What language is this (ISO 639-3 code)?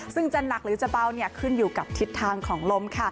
tha